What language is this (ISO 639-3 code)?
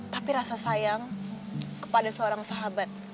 ind